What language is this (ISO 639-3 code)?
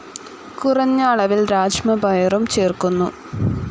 mal